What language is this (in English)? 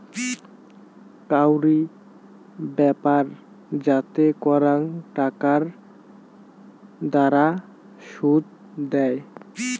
Bangla